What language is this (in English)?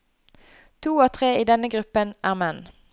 Norwegian